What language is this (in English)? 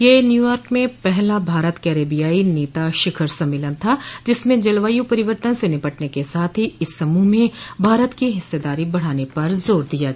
Hindi